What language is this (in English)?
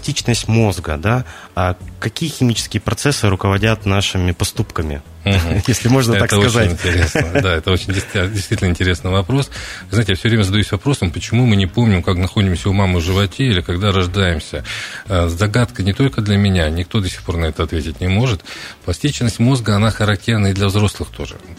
Russian